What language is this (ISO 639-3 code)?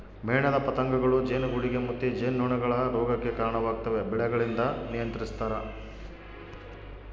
kan